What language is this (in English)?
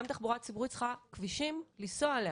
Hebrew